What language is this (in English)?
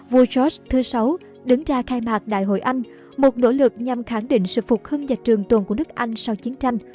Vietnamese